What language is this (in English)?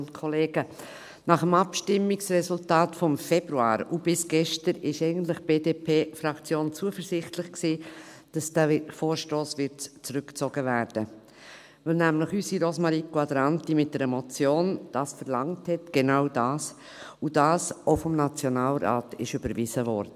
Swiss German